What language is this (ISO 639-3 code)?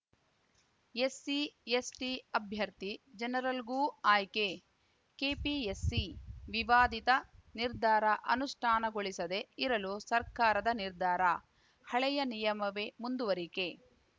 kan